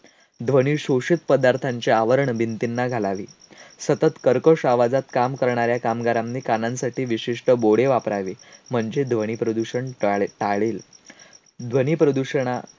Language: Marathi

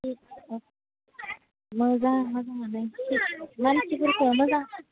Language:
Bodo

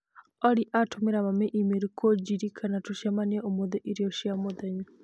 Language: Kikuyu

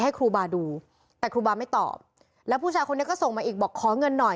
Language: Thai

